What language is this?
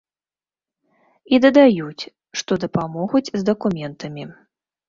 Belarusian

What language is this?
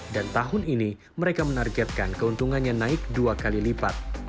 Indonesian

